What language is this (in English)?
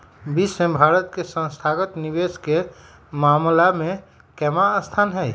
Magahi